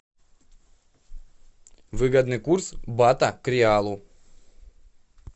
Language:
Russian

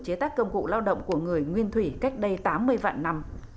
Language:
Vietnamese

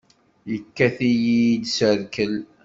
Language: Kabyle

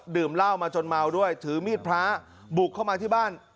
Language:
Thai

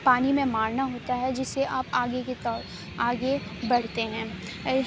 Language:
Urdu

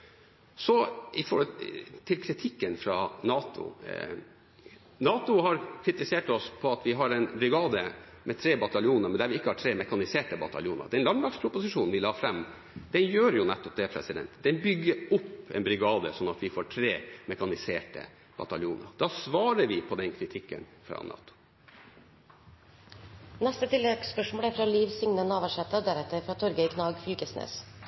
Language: Norwegian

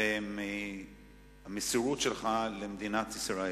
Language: Hebrew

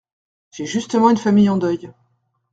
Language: French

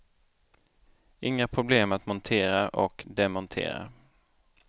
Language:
Swedish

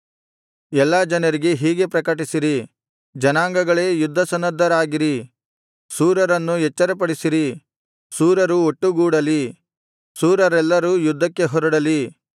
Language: Kannada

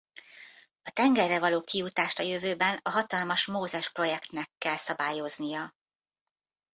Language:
Hungarian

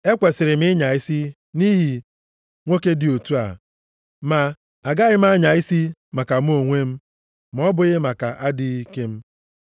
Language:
Igbo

